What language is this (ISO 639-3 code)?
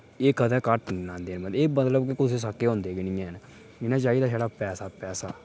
doi